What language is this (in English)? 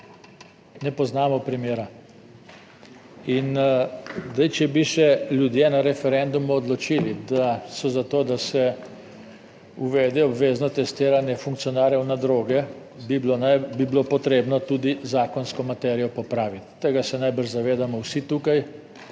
Slovenian